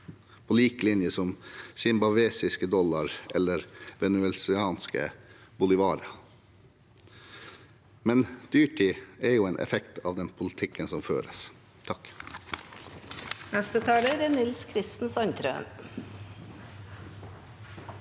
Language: Norwegian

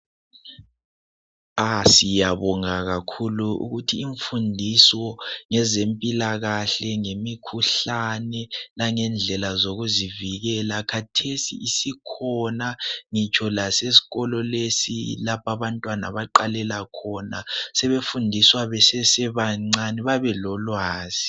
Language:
North Ndebele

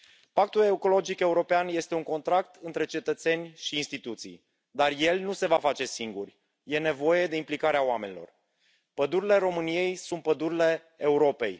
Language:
Romanian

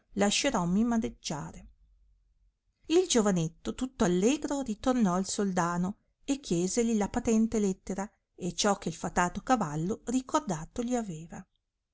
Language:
Italian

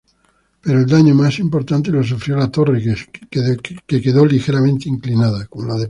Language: Spanish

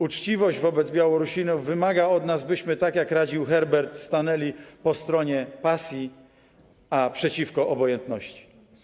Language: Polish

